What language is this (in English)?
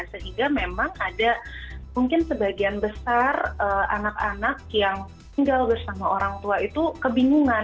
Indonesian